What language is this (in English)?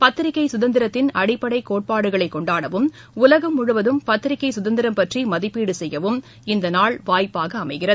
Tamil